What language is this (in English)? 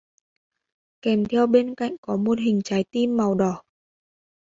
Vietnamese